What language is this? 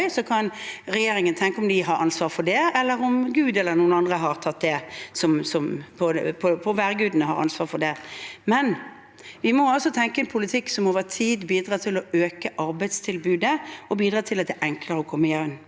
Norwegian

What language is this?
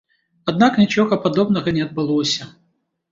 Belarusian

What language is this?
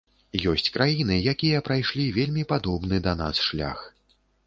Belarusian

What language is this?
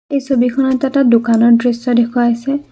Assamese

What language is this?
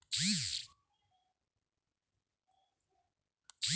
Marathi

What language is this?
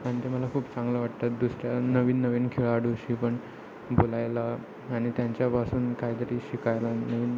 Marathi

